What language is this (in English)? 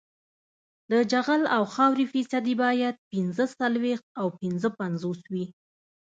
Pashto